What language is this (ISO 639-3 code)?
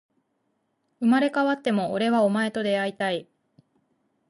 jpn